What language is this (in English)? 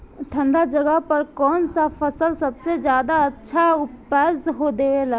Bhojpuri